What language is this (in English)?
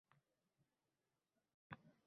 Uzbek